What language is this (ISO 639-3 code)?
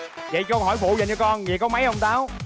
vie